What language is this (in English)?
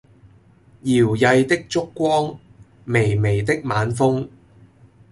Cantonese